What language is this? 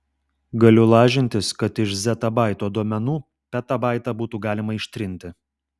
Lithuanian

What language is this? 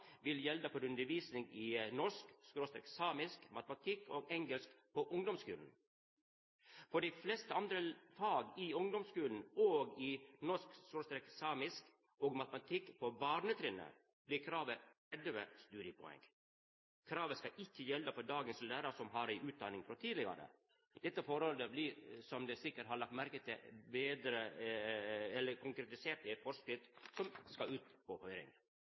Norwegian Nynorsk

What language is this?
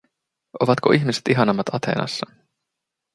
Finnish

